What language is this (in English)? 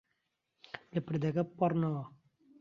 Central Kurdish